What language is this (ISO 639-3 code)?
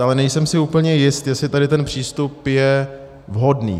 ces